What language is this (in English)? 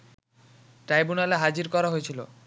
Bangla